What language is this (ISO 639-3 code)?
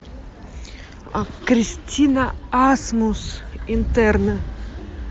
rus